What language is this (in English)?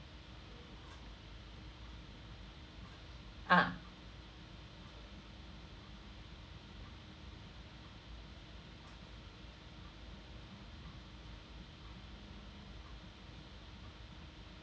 English